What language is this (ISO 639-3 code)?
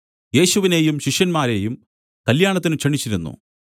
mal